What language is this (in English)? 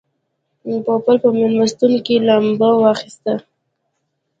Pashto